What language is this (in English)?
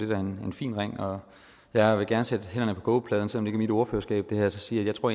Danish